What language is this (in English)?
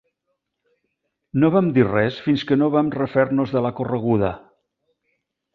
Catalan